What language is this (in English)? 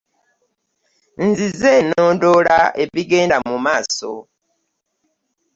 Ganda